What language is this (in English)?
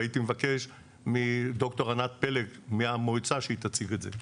Hebrew